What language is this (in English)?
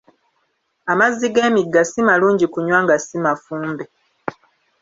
Ganda